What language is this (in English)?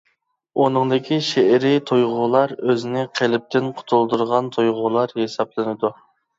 Uyghur